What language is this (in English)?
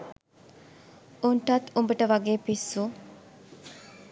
Sinhala